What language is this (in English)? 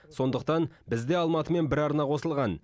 Kazakh